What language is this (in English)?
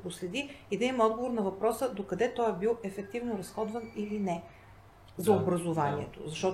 Bulgarian